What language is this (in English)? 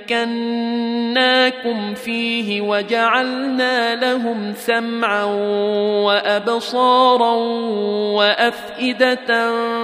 Arabic